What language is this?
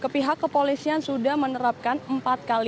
Indonesian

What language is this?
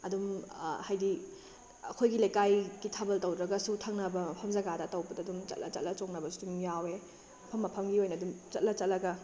Manipuri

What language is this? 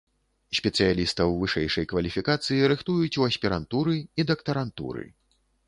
Belarusian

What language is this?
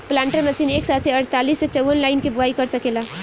Bhojpuri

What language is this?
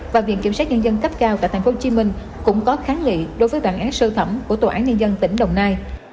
Vietnamese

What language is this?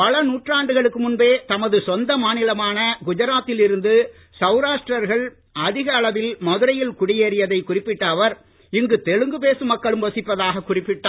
Tamil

